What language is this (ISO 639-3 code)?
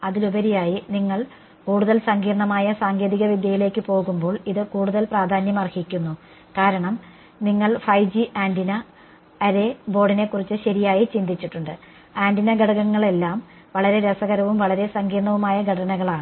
mal